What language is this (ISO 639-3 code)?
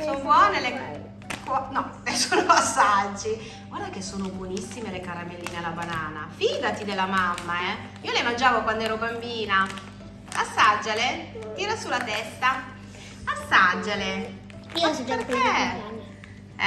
ita